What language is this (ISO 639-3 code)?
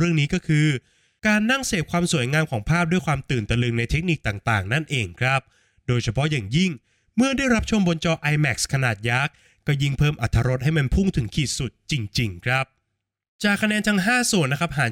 tha